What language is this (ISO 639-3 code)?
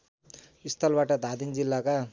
nep